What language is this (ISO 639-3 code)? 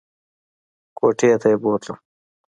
pus